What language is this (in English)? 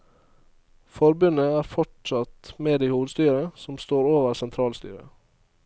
Norwegian